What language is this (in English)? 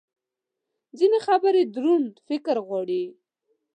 Pashto